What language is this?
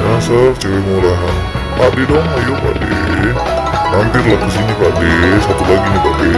Indonesian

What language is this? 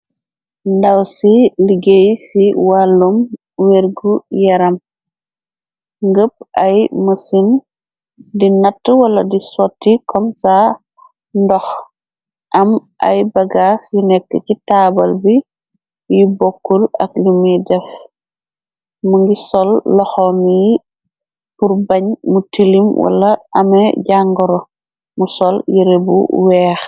Wolof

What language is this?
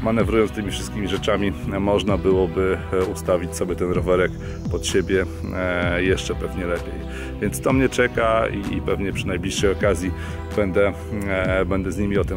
Polish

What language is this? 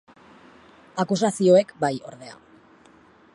Basque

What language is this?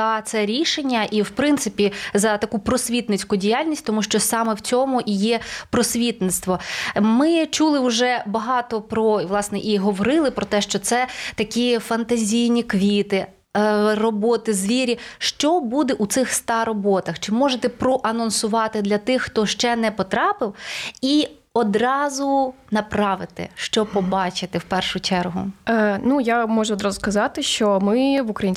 Ukrainian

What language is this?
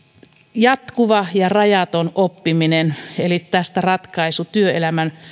Finnish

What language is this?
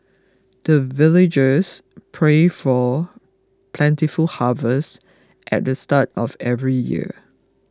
English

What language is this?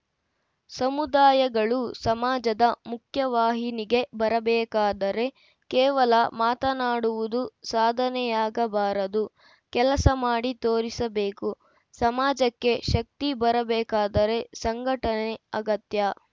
Kannada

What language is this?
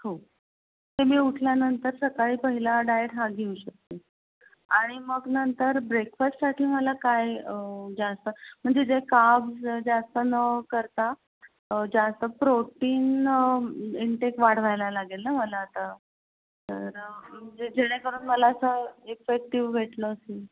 Marathi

